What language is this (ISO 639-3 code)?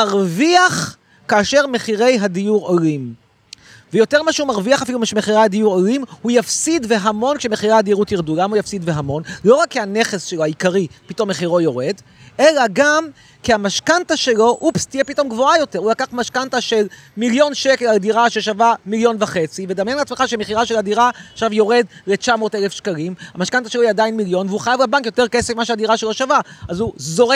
heb